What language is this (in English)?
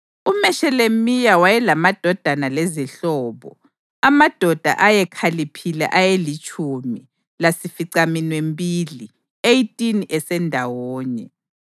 North Ndebele